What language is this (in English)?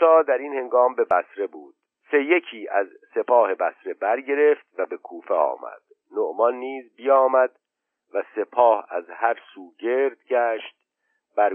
Persian